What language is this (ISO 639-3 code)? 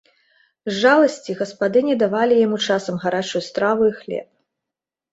bel